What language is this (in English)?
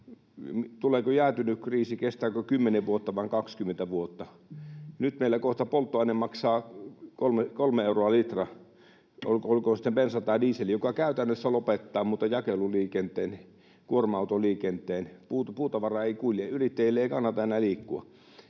Finnish